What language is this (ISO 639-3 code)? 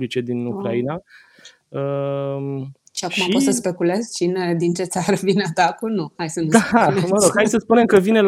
ron